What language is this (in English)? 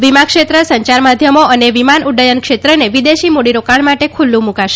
Gujarati